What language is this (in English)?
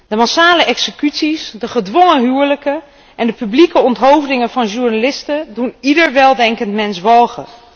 Dutch